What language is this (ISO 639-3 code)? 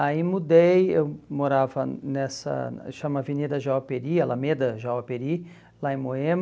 por